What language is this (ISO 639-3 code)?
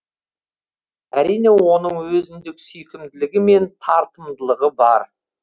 kaz